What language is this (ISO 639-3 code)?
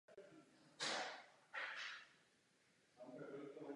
ces